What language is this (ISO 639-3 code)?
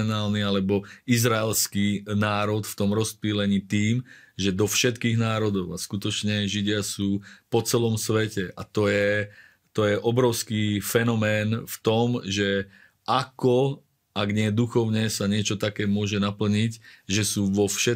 slk